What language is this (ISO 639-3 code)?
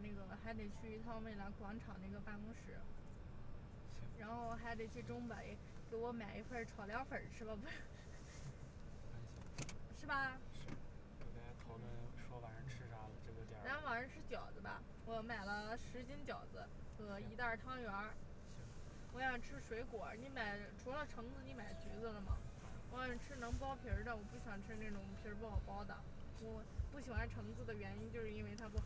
zho